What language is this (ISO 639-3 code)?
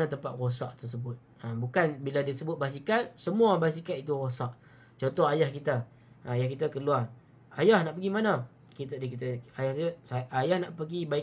msa